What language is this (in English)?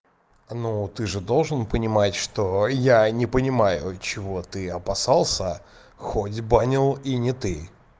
Russian